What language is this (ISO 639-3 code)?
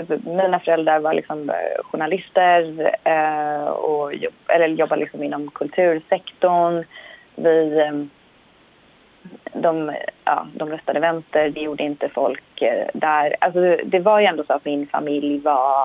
swe